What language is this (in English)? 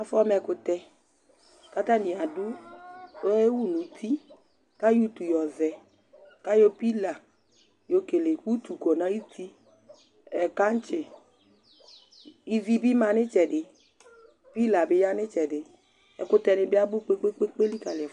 Ikposo